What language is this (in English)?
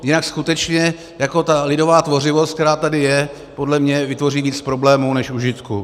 Czech